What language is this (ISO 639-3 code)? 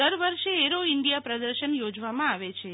guj